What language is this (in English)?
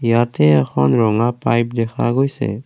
Assamese